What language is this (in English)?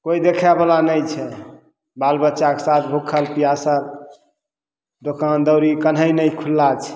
Maithili